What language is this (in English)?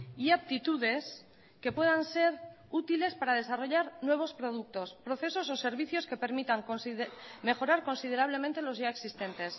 Spanish